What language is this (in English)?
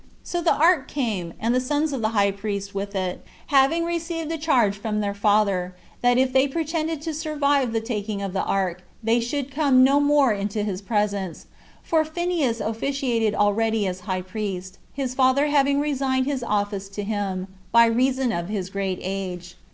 English